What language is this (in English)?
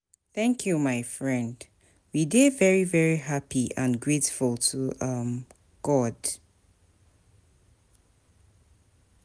Nigerian Pidgin